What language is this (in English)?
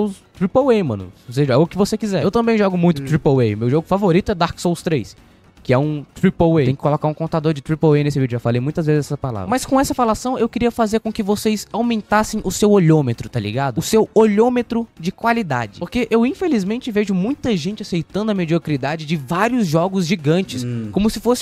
Portuguese